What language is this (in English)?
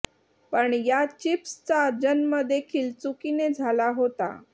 Marathi